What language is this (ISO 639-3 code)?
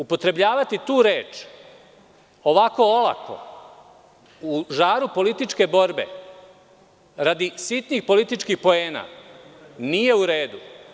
srp